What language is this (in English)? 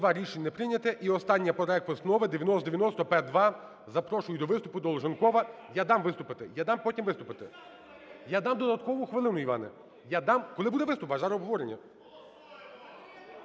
Ukrainian